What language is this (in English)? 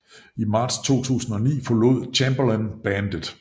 Danish